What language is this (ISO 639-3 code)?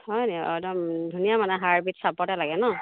asm